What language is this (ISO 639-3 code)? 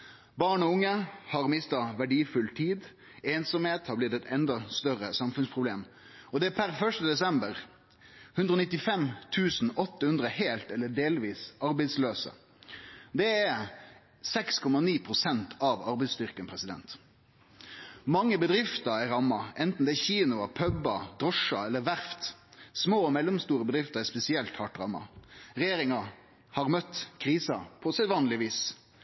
nno